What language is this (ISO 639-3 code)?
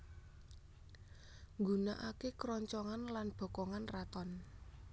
jav